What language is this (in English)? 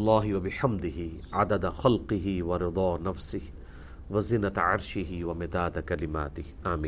Urdu